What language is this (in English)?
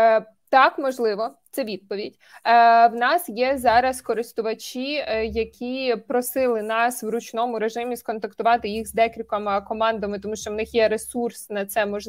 Ukrainian